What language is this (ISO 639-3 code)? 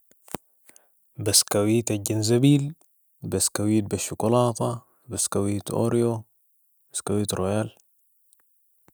apd